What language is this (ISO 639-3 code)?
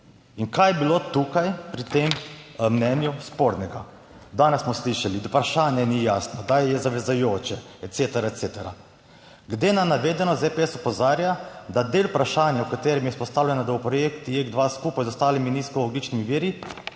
slv